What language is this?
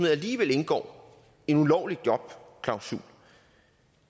Danish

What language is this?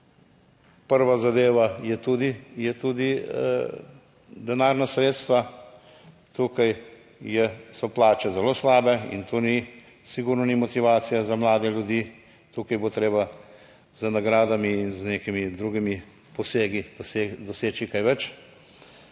Slovenian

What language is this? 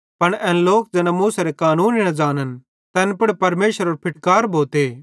Bhadrawahi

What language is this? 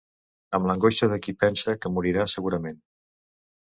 Catalan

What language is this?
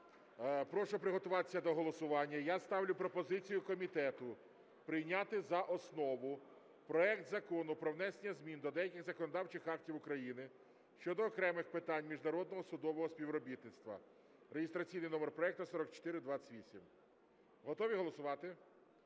Ukrainian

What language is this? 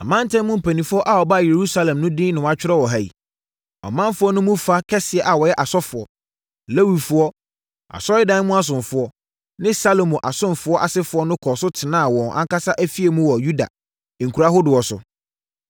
Akan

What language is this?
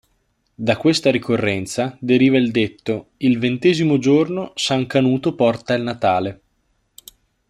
Italian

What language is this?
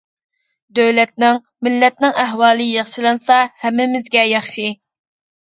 Uyghur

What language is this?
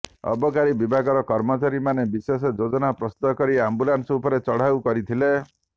Odia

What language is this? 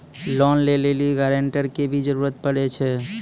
Maithili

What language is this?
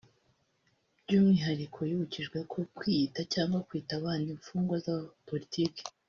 Kinyarwanda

